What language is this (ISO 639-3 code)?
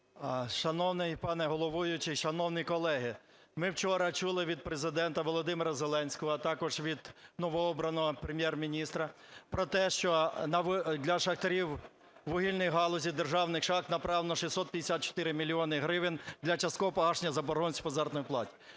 ukr